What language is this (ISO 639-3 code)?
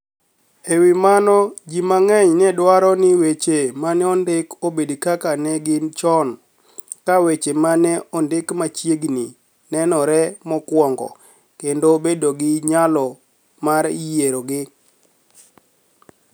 luo